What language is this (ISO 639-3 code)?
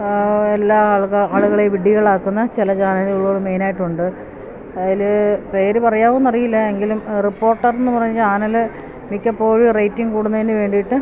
mal